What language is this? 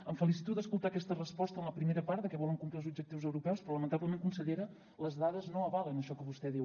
Catalan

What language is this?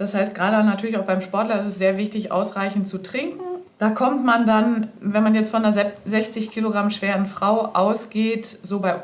German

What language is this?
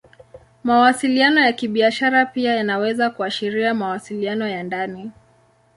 Swahili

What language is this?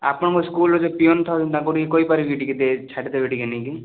Odia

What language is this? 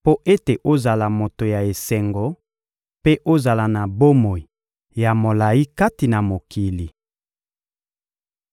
Lingala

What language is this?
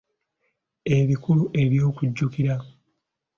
Ganda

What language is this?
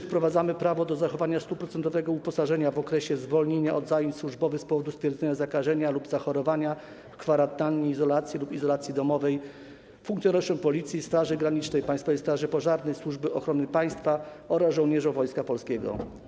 Polish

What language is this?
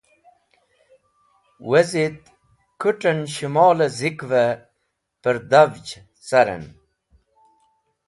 Wakhi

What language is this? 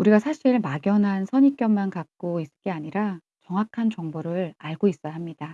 Korean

